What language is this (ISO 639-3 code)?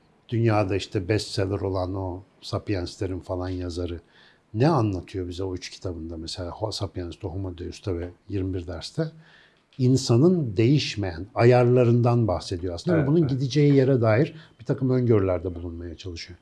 tur